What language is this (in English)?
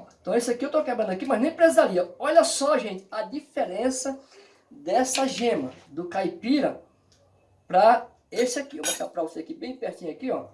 Portuguese